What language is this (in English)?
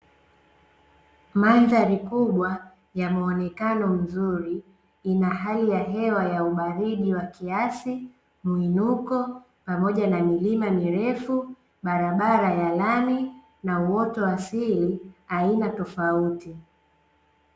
Swahili